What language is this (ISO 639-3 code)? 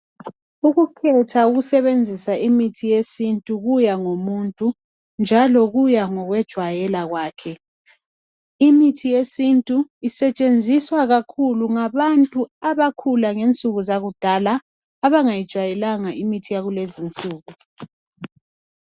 nde